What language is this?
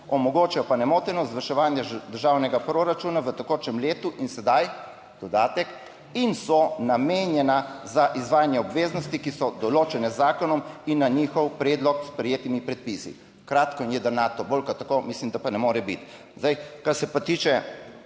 Slovenian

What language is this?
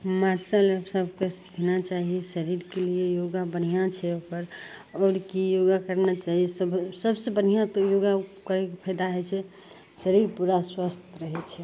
Maithili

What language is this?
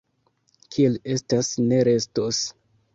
Esperanto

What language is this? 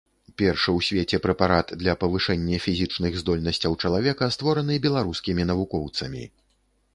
Belarusian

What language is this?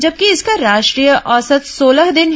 Hindi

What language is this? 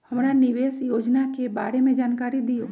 Magahi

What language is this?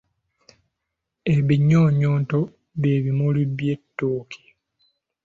Ganda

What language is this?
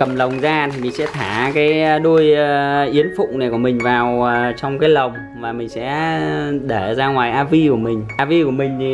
Vietnamese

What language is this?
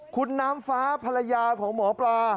Thai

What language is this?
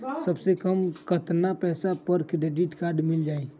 Magahi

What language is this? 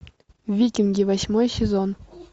Russian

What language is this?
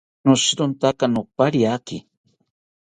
South Ucayali Ashéninka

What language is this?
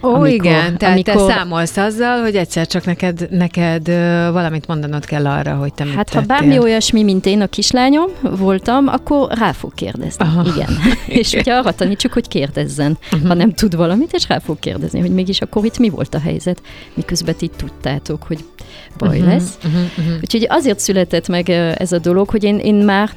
Hungarian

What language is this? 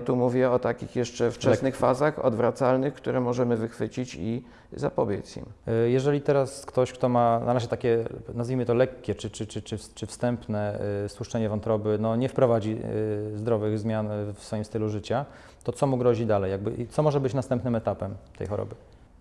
Polish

